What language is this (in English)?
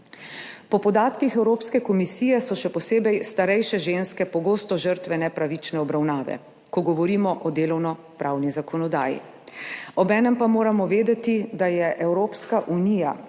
Slovenian